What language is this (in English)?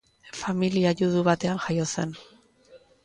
Basque